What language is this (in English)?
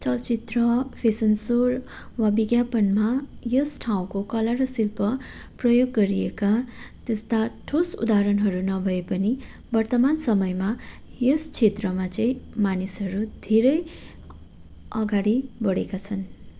Nepali